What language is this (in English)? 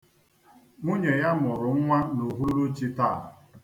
Igbo